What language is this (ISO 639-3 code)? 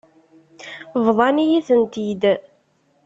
kab